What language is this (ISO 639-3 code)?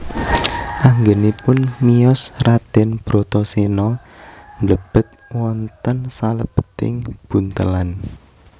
jav